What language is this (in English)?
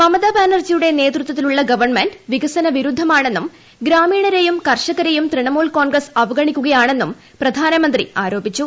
Malayalam